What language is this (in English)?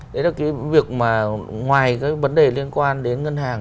Vietnamese